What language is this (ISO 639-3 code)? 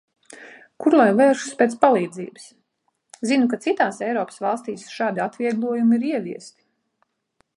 lav